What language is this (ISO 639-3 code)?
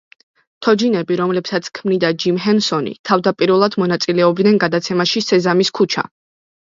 kat